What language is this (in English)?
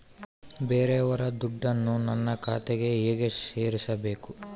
Kannada